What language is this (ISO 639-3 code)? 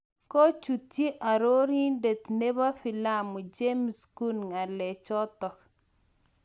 kln